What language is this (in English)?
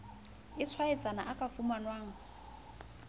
Southern Sotho